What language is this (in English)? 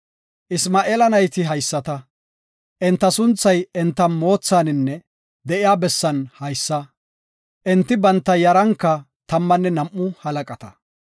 Gofa